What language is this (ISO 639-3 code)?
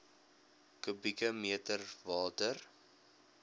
afr